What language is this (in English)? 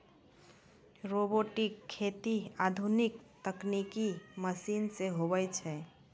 Maithili